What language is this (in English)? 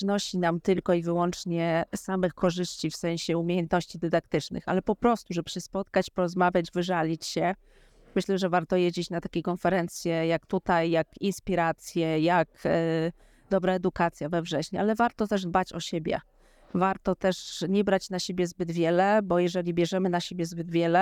Polish